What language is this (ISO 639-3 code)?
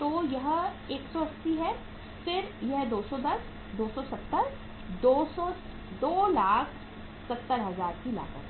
hin